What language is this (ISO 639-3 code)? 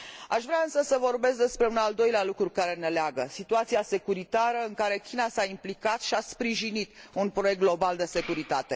ron